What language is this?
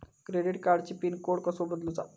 Marathi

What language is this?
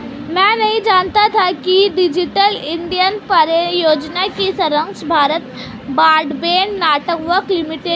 Hindi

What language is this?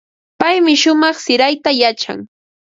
Ambo-Pasco Quechua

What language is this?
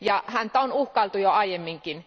Finnish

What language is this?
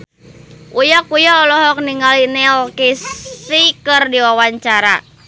Sundanese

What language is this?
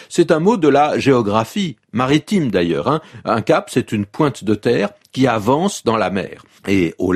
French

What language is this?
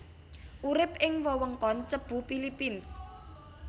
Javanese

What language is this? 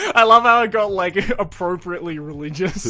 English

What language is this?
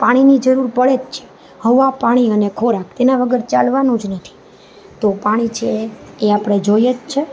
Gujarati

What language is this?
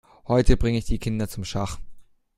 German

